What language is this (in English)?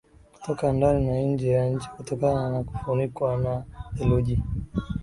Swahili